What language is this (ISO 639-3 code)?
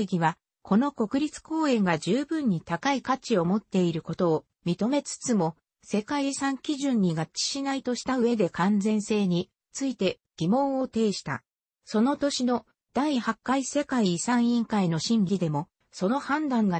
jpn